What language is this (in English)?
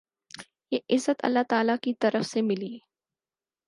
Urdu